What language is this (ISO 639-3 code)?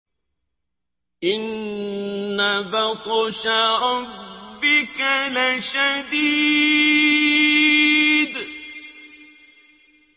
ara